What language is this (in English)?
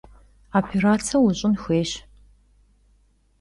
Kabardian